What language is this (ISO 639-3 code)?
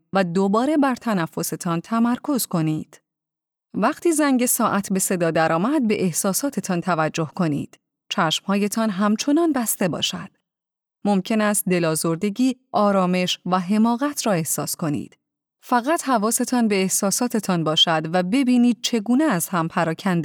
fas